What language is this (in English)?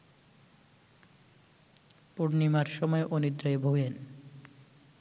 Bangla